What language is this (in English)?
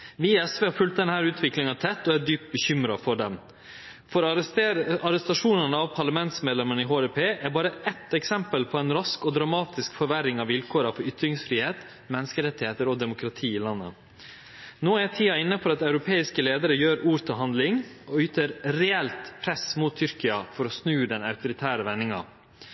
Norwegian Nynorsk